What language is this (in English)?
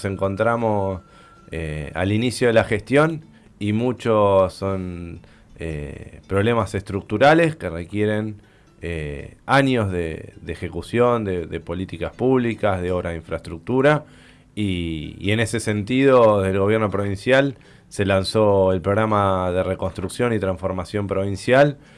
Spanish